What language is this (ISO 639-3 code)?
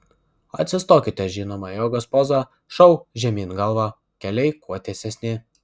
lit